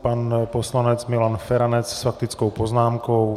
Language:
Czech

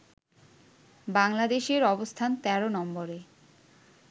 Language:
Bangla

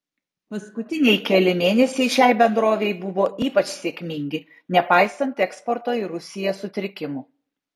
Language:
Lithuanian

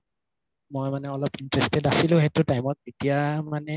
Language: Assamese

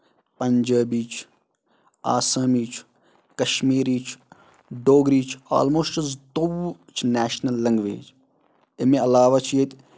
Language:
Kashmiri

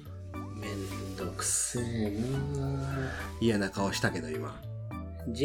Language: Japanese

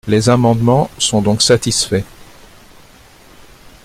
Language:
French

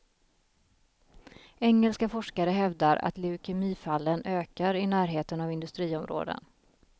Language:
Swedish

